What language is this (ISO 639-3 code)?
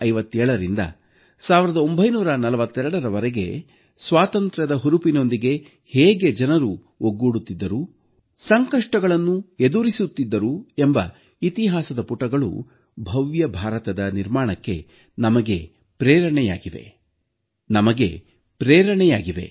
kan